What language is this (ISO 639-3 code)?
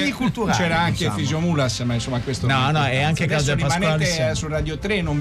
ita